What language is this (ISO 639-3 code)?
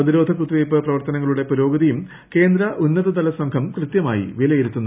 mal